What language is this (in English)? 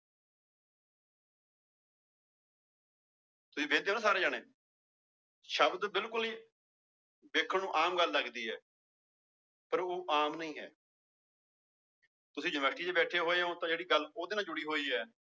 Punjabi